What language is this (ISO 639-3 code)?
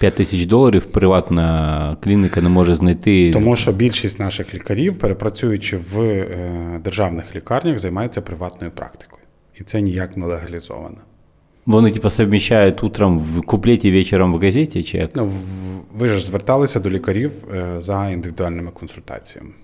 ukr